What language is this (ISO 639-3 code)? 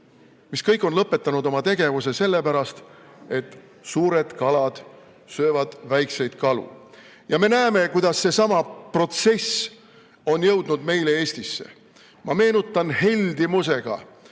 est